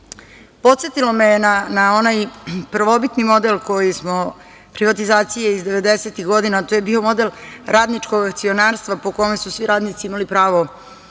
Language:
Serbian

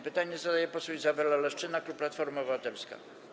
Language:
Polish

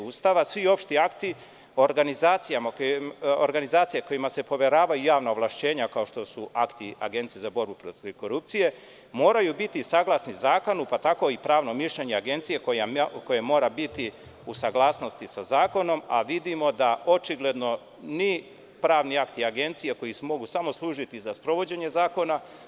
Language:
Serbian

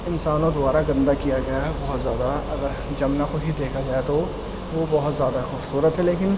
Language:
Urdu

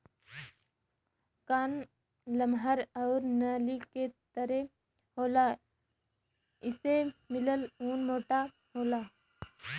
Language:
Bhojpuri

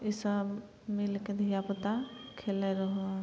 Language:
Maithili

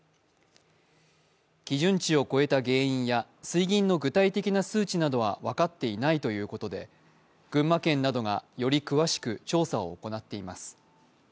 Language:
Japanese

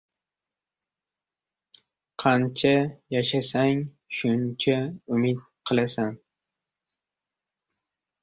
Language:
Uzbek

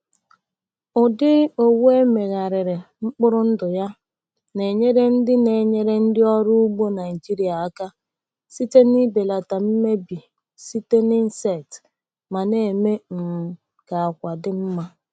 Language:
Igbo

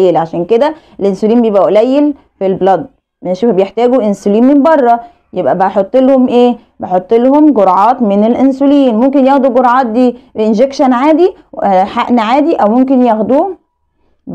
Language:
Arabic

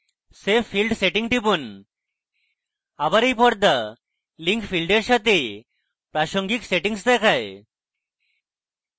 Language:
Bangla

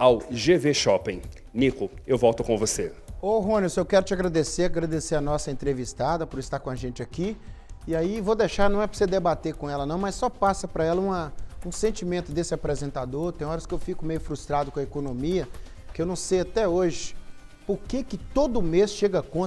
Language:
Portuguese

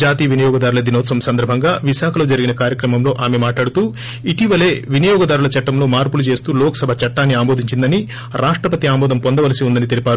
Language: Telugu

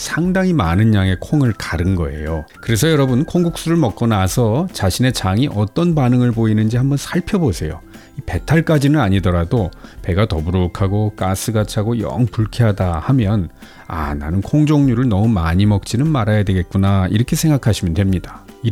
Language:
Korean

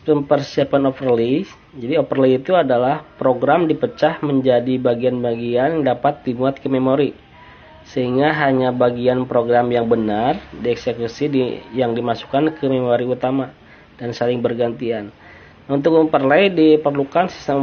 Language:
Indonesian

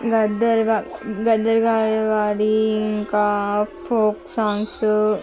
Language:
Telugu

